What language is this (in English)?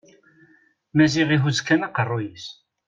Kabyle